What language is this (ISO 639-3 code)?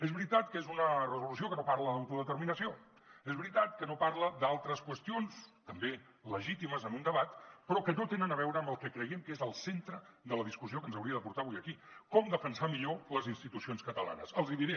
cat